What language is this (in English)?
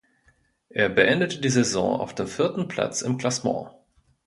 German